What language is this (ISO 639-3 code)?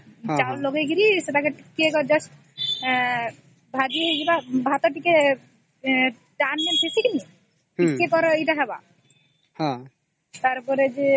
ori